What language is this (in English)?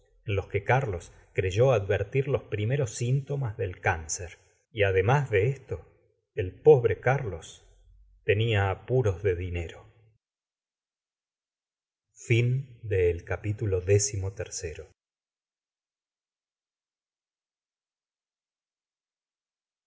Spanish